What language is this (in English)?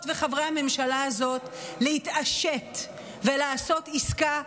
Hebrew